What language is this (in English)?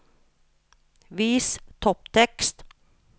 Norwegian